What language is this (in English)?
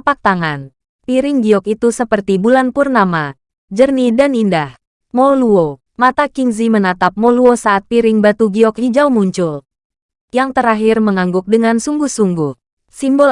Indonesian